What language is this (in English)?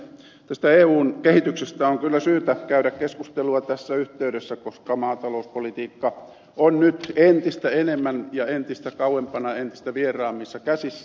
Finnish